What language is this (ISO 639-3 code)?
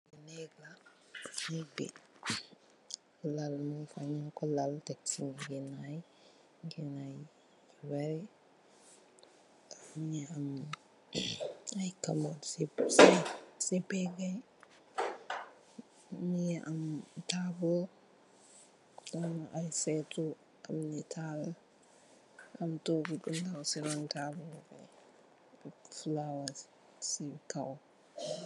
wol